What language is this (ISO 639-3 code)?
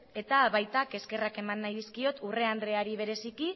eus